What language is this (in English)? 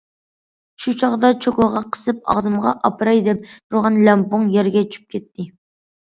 Uyghur